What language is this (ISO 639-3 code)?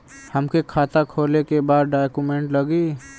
bho